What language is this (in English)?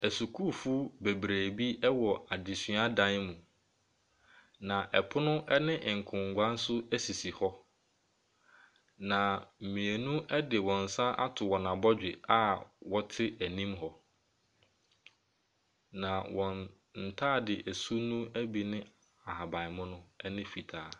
Akan